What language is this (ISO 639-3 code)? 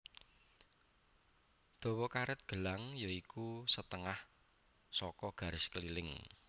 jav